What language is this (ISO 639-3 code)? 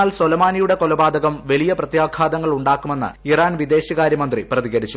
mal